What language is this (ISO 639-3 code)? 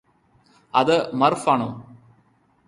mal